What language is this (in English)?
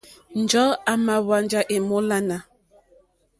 Mokpwe